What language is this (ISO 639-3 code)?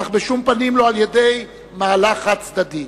heb